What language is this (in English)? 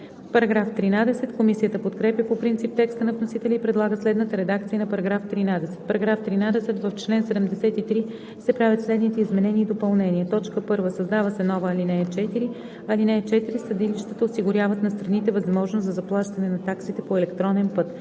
Bulgarian